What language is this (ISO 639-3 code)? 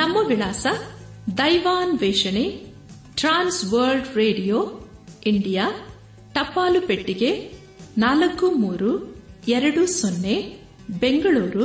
kan